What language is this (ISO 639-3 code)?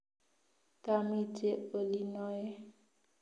kln